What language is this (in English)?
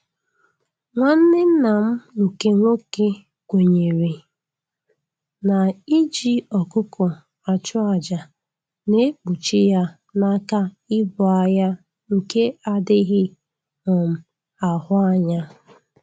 Igbo